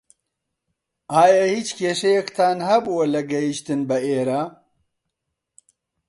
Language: Central Kurdish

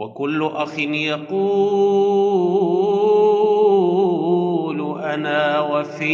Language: Arabic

